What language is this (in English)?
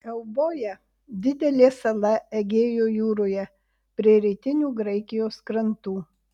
Lithuanian